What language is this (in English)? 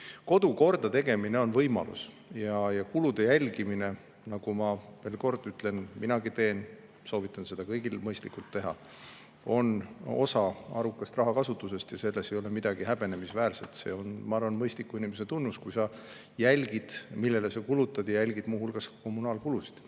Estonian